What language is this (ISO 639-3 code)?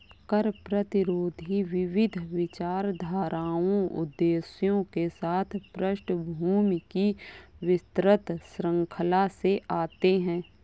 hin